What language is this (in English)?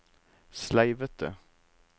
Norwegian